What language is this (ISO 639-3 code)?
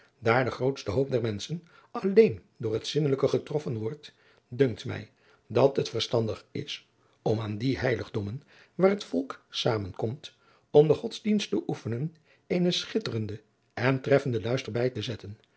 nld